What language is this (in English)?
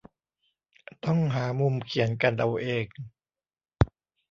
Thai